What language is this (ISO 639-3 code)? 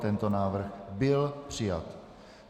ces